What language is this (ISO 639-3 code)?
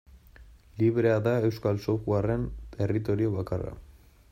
eus